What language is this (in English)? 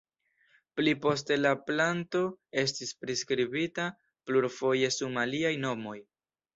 Esperanto